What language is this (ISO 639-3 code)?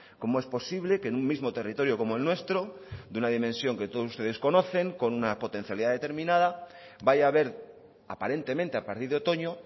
spa